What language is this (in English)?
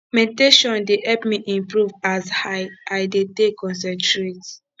Nigerian Pidgin